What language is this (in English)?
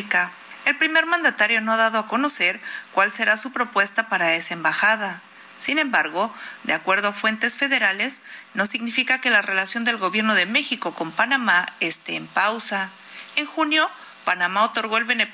Spanish